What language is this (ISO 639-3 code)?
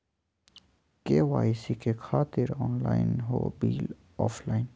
mag